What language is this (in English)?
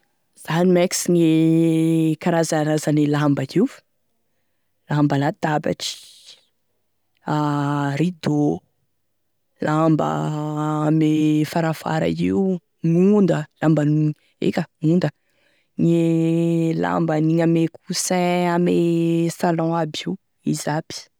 Tesaka Malagasy